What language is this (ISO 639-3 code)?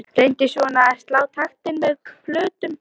isl